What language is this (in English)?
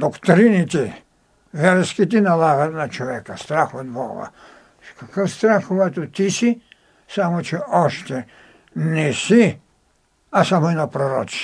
Bulgarian